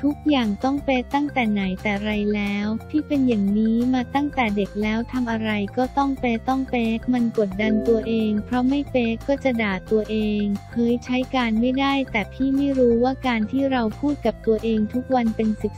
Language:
Thai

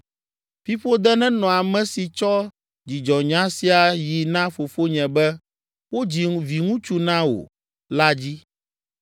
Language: Ewe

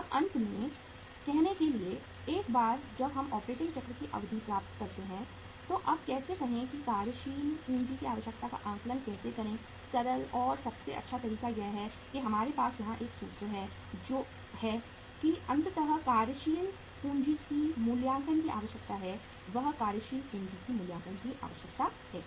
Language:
Hindi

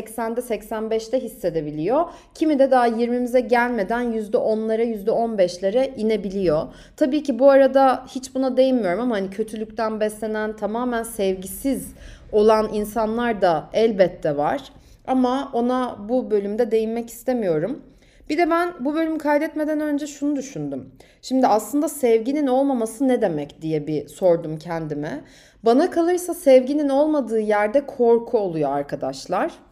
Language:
Turkish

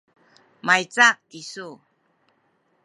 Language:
Sakizaya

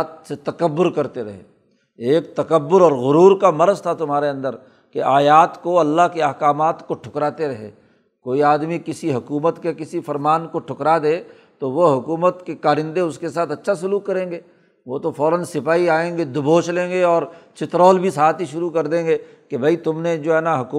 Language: Urdu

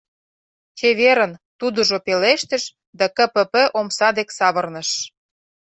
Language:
Mari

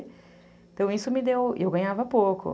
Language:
Portuguese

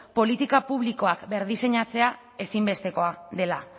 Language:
Basque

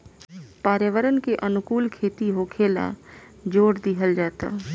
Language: Bhojpuri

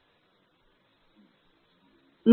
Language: Kannada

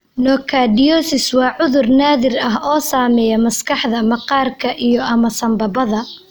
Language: Somali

